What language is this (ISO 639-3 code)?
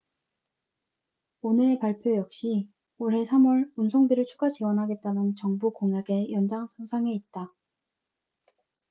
kor